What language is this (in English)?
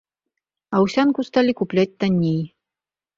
Belarusian